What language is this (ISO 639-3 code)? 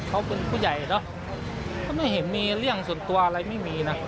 tha